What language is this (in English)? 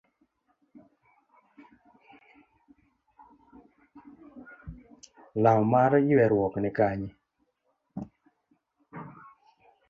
Luo (Kenya and Tanzania)